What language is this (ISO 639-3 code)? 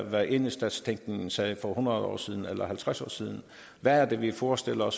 dan